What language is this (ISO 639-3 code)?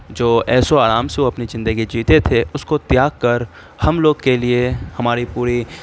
urd